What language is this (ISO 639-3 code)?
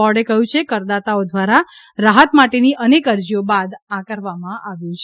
guj